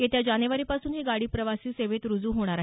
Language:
Marathi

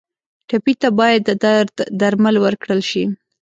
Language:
Pashto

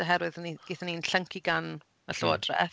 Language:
Welsh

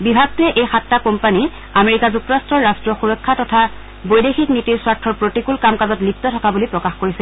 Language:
Assamese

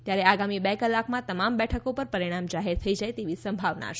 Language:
Gujarati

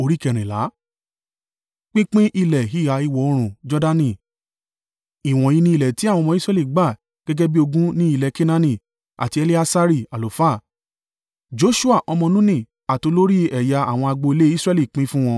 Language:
Yoruba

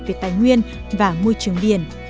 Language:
Vietnamese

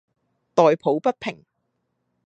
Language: Cantonese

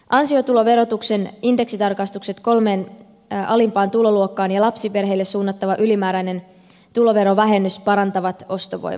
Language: Finnish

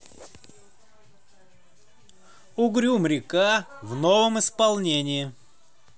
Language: Russian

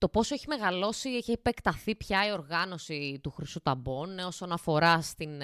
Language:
Greek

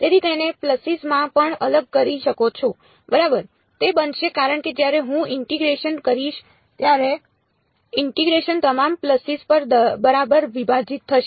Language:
Gujarati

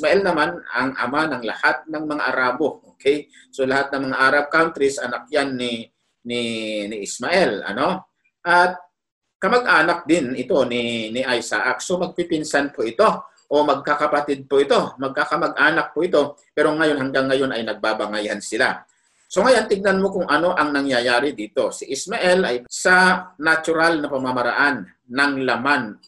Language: Filipino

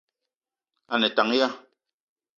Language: Eton (Cameroon)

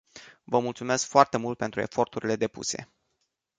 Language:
Romanian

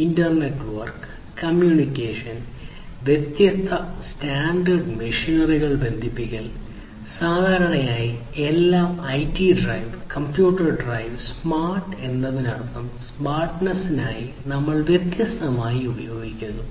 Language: Malayalam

